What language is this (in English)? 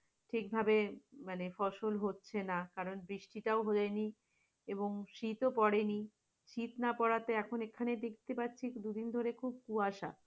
Bangla